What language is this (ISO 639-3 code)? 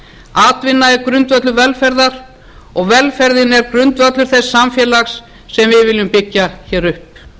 isl